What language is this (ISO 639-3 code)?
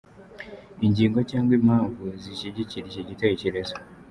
kin